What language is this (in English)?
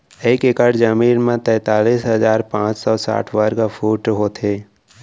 Chhattisgarhi